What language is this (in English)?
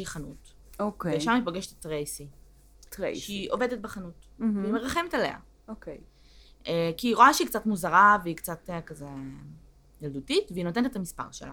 Hebrew